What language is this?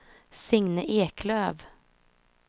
Swedish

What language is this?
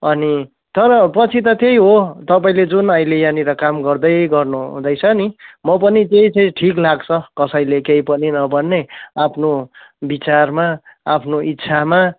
Nepali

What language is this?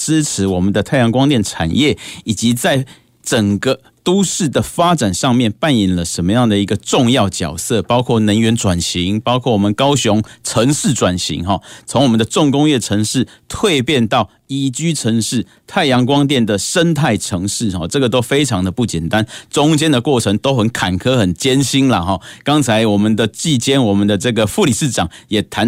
Chinese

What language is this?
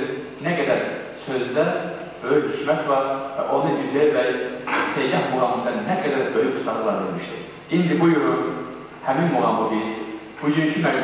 Turkish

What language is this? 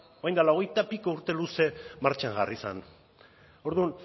Basque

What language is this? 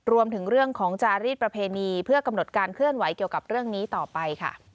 Thai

